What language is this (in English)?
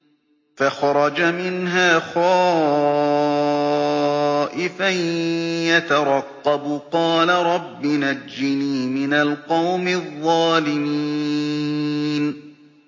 Arabic